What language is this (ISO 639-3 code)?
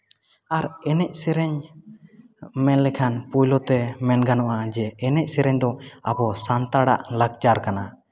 sat